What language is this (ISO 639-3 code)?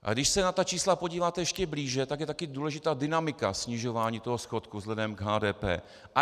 ces